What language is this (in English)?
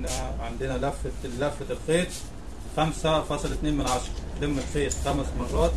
Arabic